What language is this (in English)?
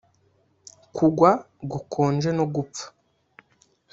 Kinyarwanda